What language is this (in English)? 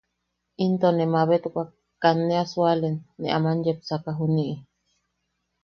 Yaqui